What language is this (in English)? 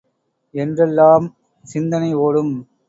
Tamil